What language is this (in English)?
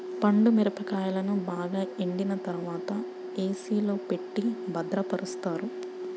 Telugu